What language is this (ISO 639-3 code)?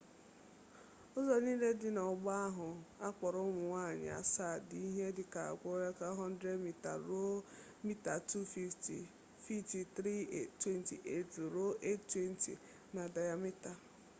ibo